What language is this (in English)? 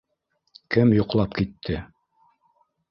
Bashkir